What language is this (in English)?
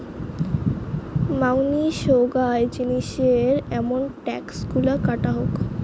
Bangla